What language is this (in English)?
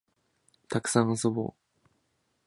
Japanese